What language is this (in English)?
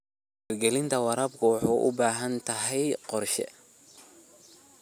Somali